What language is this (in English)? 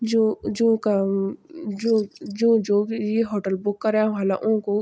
Garhwali